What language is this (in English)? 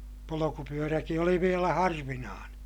Finnish